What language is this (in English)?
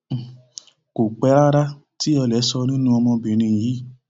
Yoruba